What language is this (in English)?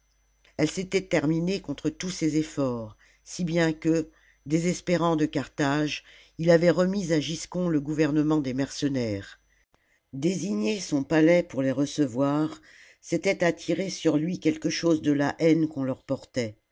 French